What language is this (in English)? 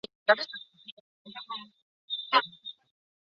Chinese